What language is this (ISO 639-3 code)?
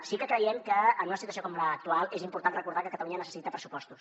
cat